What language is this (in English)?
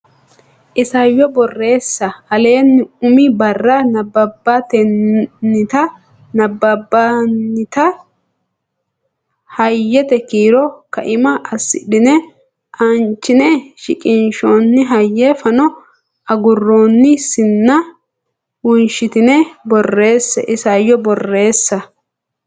Sidamo